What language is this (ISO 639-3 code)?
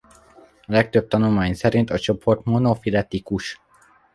hun